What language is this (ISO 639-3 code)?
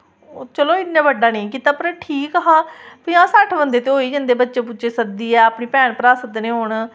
doi